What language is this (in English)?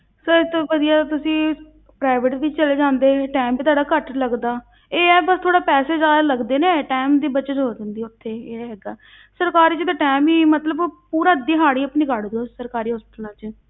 Punjabi